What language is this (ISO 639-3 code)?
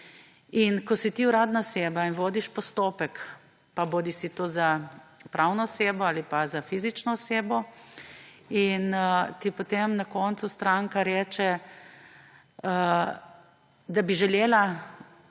slv